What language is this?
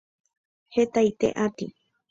Guarani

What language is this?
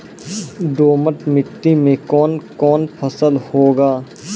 Maithili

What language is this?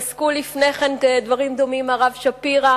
Hebrew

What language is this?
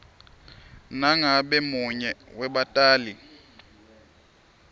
Swati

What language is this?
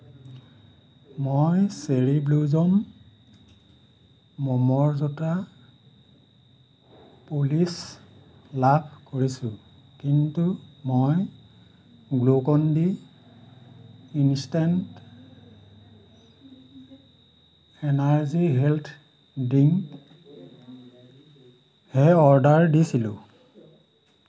Assamese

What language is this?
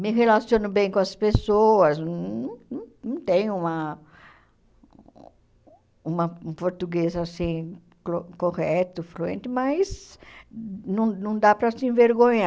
Portuguese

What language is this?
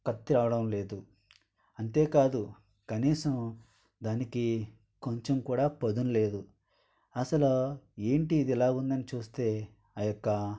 Telugu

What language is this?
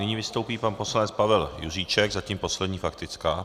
Czech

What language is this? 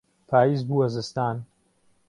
Central Kurdish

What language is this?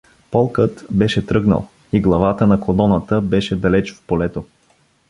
Bulgarian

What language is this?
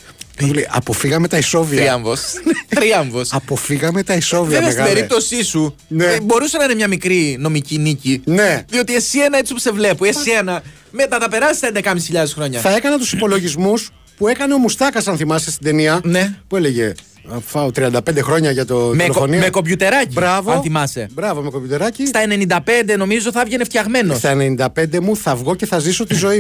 Greek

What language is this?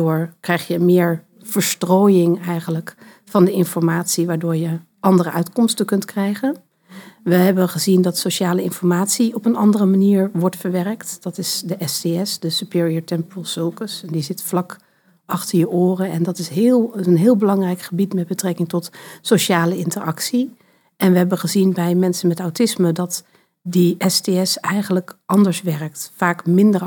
Dutch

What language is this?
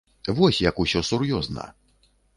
Belarusian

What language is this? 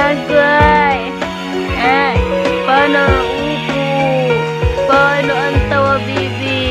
Vietnamese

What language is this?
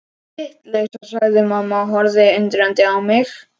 Icelandic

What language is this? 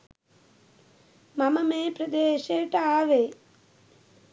Sinhala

